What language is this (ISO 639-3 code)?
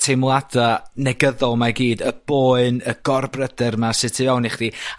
cym